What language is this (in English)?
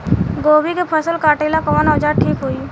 Bhojpuri